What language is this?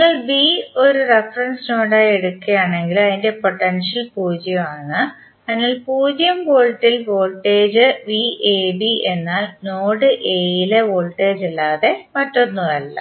Malayalam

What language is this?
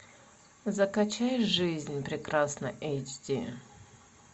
Russian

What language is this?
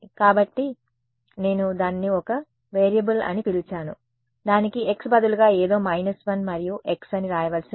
Telugu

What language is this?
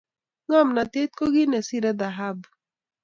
Kalenjin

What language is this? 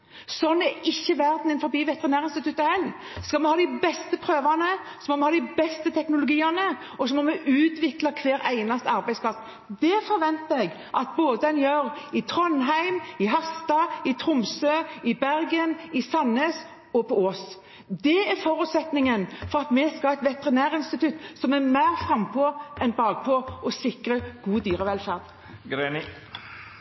Norwegian Bokmål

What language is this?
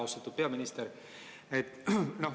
Estonian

